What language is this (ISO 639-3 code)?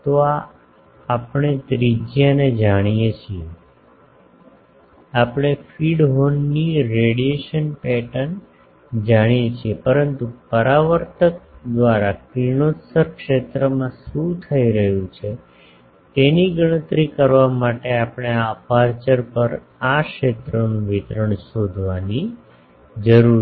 guj